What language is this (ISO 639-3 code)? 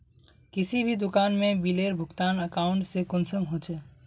mag